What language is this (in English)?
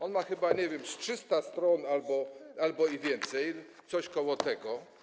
Polish